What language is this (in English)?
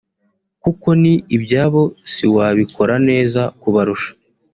Kinyarwanda